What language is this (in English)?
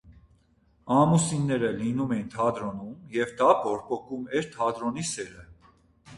Armenian